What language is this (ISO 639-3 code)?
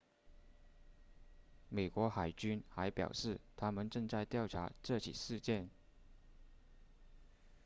zho